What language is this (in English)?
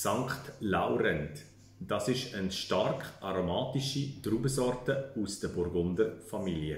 German